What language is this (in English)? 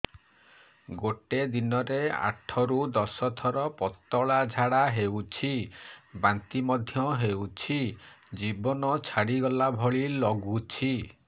Odia